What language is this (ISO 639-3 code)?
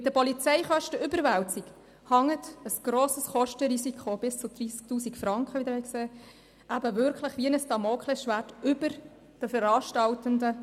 gsw